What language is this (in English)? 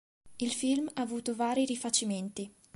Italian